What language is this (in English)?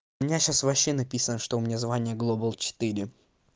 Russian